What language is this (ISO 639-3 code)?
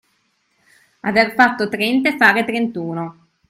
ita